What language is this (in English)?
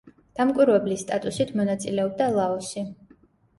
Georgian